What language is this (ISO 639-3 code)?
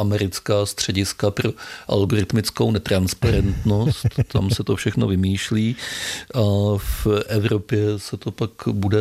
ces